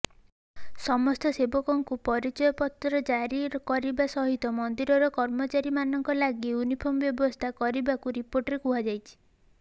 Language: Odia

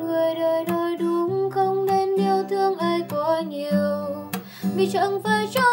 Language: Vietnamese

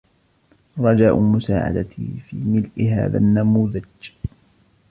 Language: Arabic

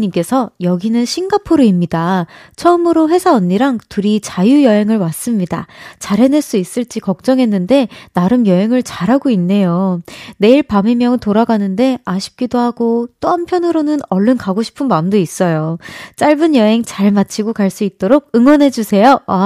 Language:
Korean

